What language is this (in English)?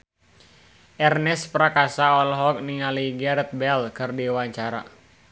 Sundanese